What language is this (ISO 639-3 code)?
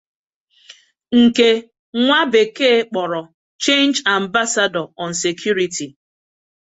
ibo